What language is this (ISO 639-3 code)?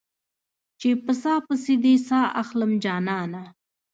pus